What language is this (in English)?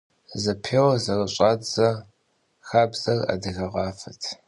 Kabardian